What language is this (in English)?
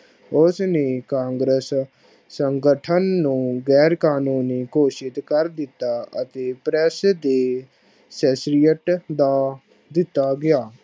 Punjabi